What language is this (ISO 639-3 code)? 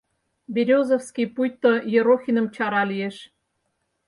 chm